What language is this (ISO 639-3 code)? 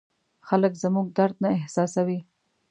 pus